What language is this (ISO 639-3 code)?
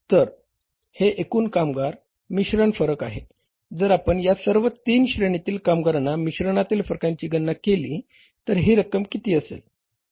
mar